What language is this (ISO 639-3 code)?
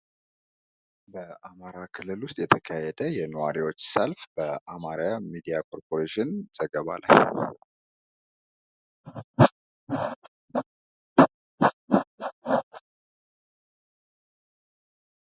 amh